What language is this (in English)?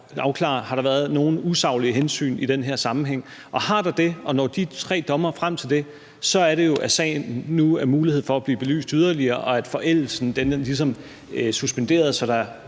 Danish